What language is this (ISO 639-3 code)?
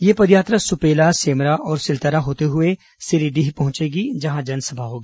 hin